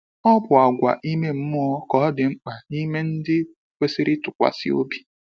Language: Igbo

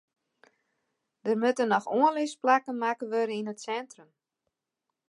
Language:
Western Frisian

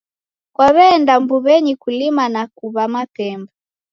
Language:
Taita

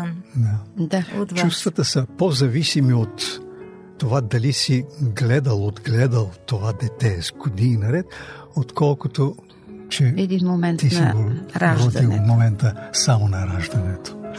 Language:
Bulgarian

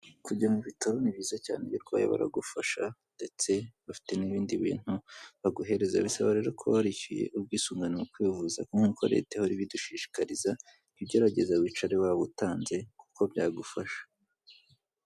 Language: Kinyarwanda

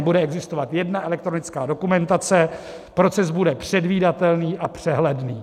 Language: Czech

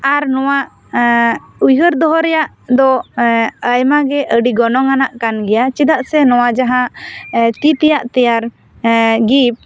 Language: Santali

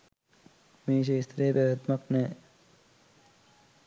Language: Sinhala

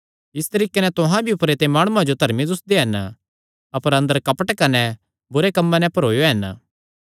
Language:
Kangri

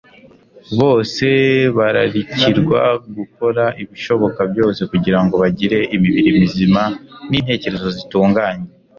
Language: Kinyarwanda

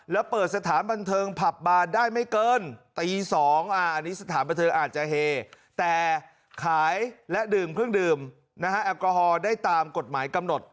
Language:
Thai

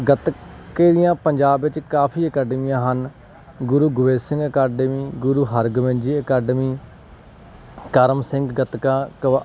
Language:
Punjabi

